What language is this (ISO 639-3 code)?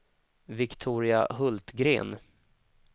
swe